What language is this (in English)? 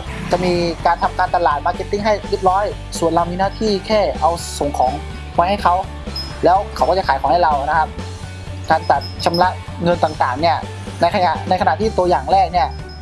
Thai